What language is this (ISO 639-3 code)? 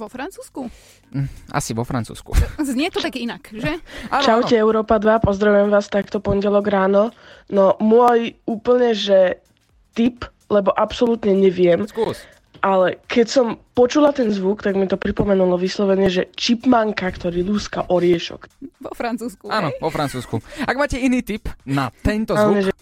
slk